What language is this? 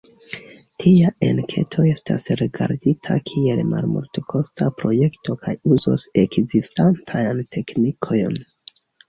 Esperanto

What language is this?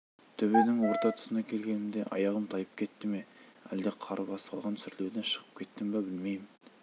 Kazakh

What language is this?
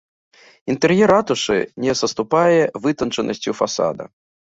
Belarusian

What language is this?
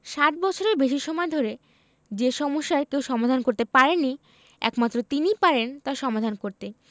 Bangla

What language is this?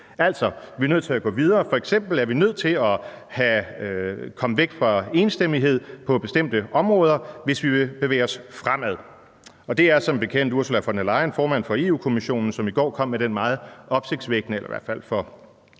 Danish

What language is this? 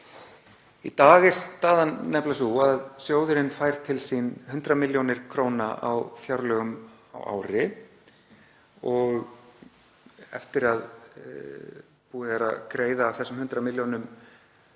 Icelandic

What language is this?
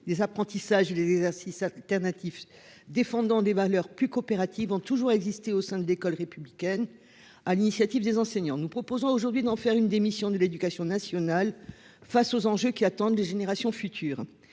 French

